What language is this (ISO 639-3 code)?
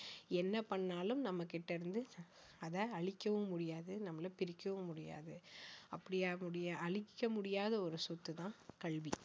tam